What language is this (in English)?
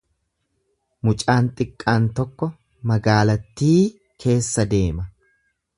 Oromo